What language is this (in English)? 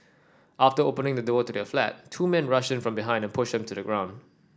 English